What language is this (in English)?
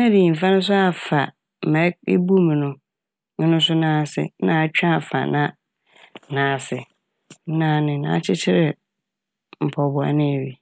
Akan